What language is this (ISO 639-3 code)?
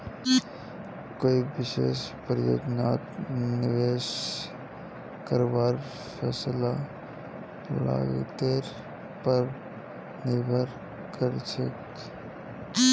mag